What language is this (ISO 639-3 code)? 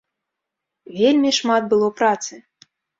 bel